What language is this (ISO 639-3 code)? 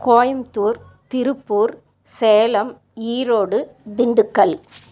tam